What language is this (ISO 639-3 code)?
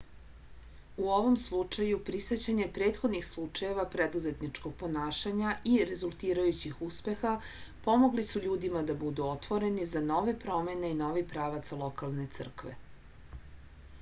srp